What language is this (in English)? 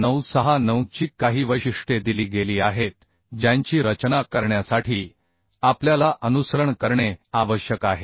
Marathi